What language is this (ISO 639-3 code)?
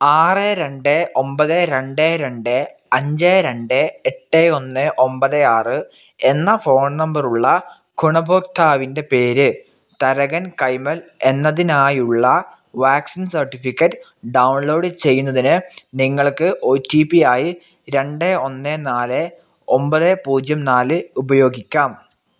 mal